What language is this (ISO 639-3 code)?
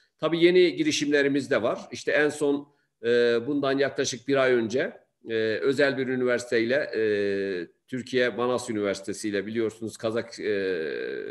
tur